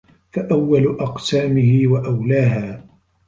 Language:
Arabic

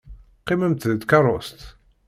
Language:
Kabyle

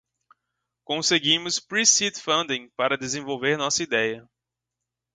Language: Portuguese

